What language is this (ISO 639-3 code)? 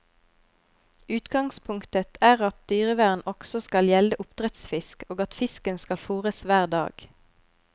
nor